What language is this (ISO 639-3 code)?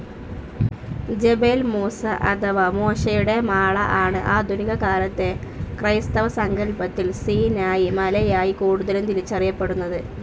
mal